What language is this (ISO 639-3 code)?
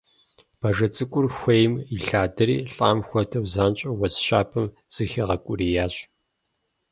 kbd